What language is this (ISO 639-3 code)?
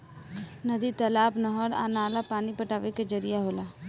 bho